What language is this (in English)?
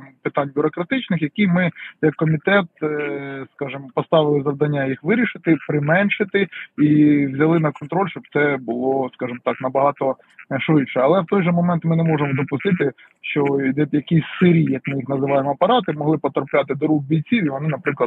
Ukrainian